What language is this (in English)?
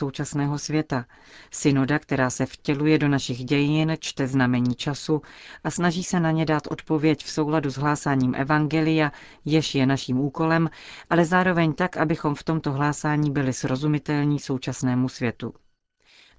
Czech